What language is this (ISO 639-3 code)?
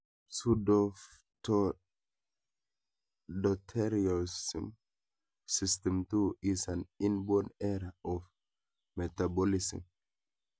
kln